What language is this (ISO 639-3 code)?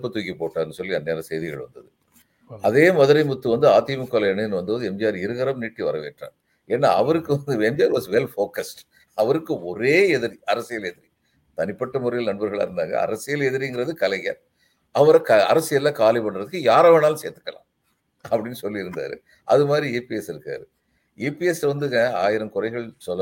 tam